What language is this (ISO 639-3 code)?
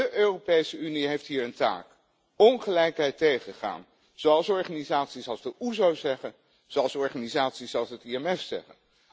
nld